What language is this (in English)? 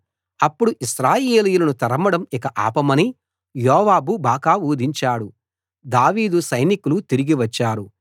Telugu